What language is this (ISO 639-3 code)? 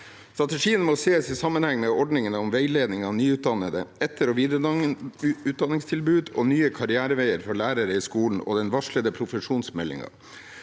nor